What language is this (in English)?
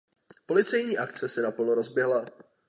Czech